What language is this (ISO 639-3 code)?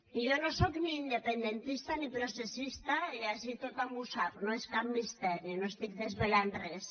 cat